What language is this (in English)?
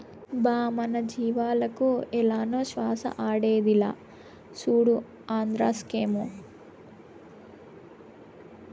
Telugu